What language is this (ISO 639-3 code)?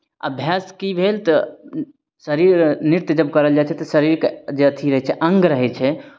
mai